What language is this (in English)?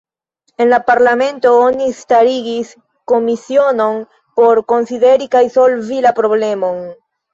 Esperanto